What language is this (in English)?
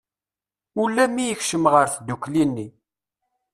Kabyle